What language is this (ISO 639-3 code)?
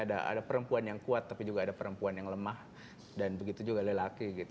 ind